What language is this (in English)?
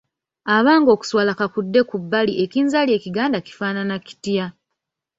Ganda